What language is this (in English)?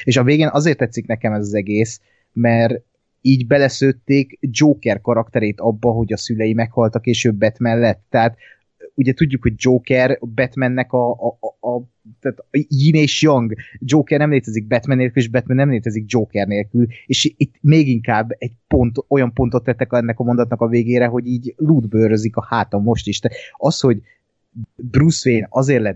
Hungarian